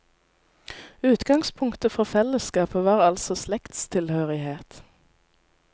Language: Norwegian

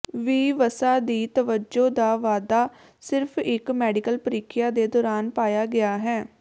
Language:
Punjabi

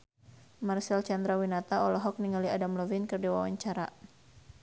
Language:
Sundanese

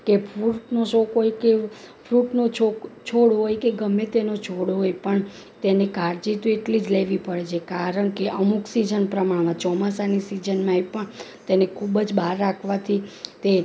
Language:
Gujarati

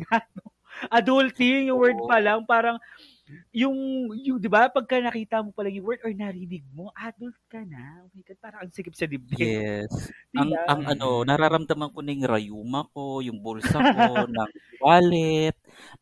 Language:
Filipino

